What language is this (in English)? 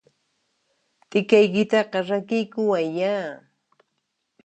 Puno Quechua